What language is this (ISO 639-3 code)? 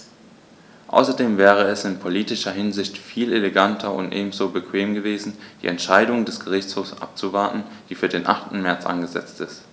deu